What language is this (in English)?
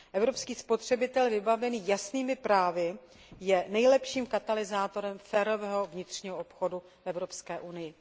Czech